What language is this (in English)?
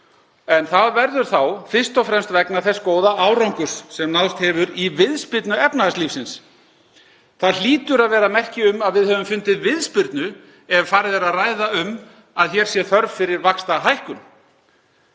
Icelandic